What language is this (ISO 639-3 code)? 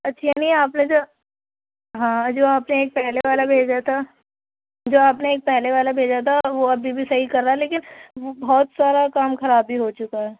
urd